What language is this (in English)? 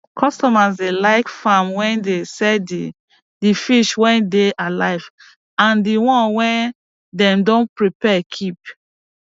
Nigerian Pidgin